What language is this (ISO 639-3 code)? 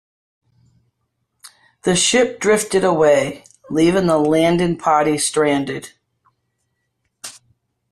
eng